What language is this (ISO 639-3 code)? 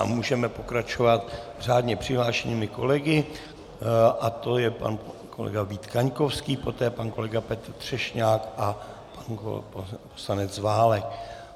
ces